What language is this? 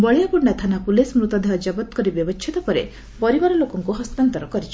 Odia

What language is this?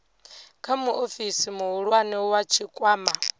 Venda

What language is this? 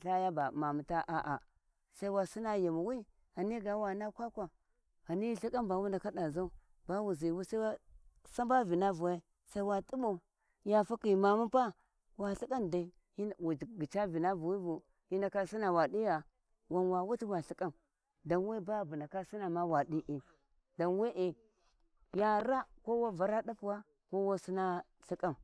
Warji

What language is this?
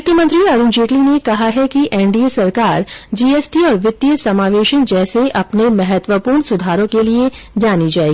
Hindi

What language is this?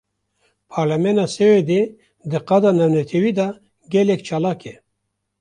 Kurdish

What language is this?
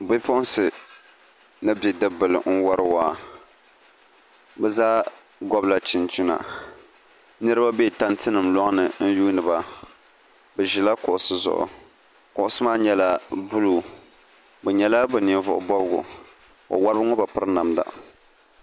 Dagbani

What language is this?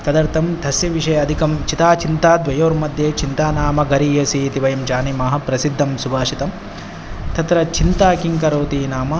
Sanskrit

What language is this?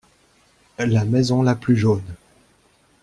French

